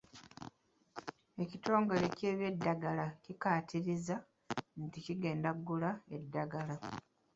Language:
Ganda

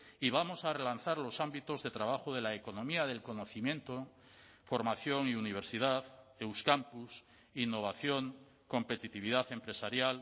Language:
Spanish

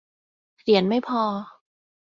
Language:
Thai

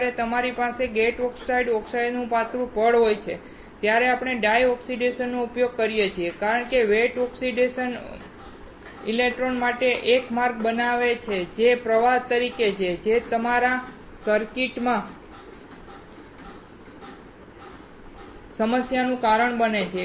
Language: Gujarati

